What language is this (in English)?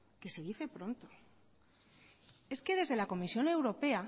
Spanish